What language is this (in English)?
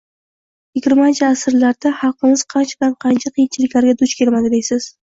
Uzbek